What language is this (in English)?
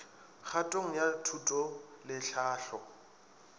Northern Sotho